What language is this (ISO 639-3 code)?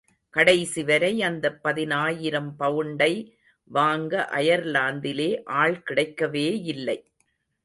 tam